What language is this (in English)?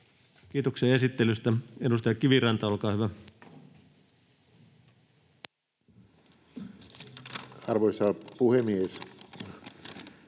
Finnish